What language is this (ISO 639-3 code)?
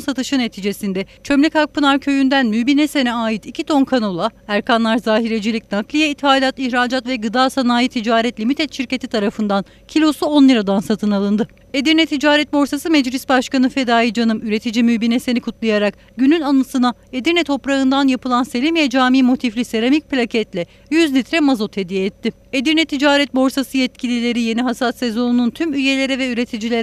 tur